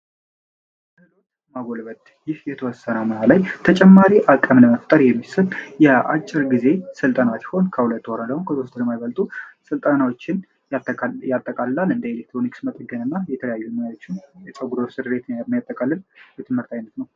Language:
Amharic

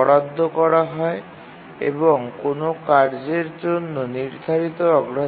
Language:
Bangla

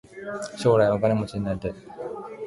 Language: Japanese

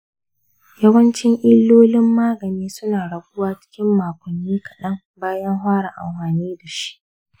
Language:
Hausa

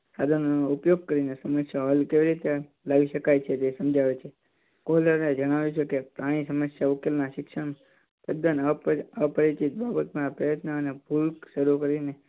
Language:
Gujarati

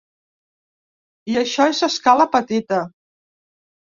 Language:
Catalan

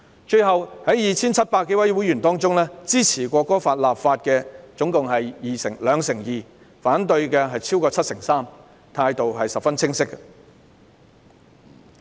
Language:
Cantonese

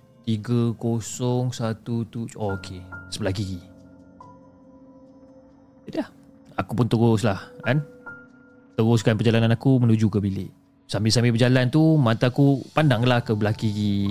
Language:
Malay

